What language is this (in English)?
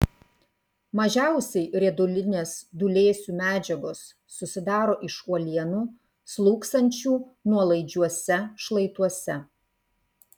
Lithuanian